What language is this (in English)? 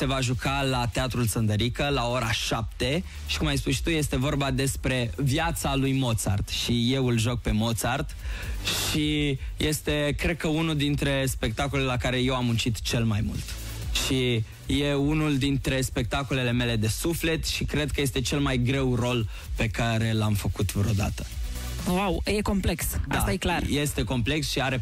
Romanian